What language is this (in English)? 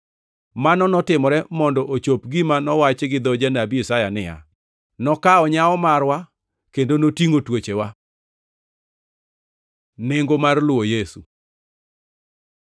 Luo (Kenya and Tanzania)